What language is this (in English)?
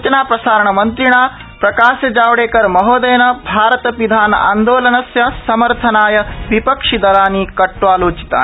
Sanskrit